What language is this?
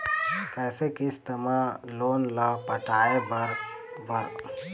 Chhattisgarhi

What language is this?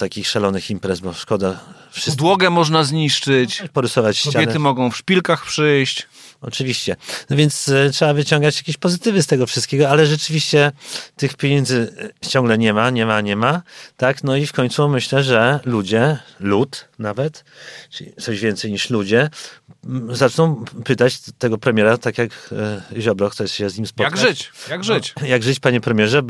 Polish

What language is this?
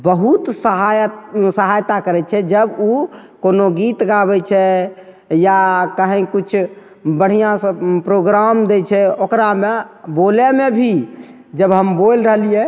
Maithili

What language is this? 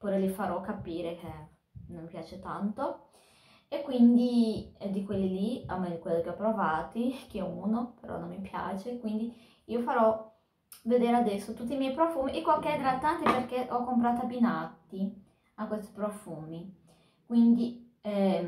Italian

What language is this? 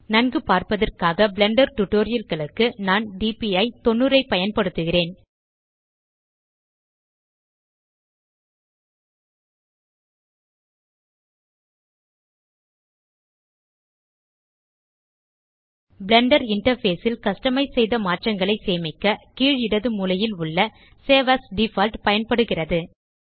Tamil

